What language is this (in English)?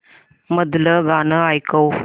Marathi